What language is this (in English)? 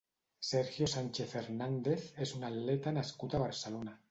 Catalan